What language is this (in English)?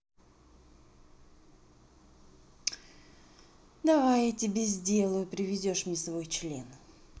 Russian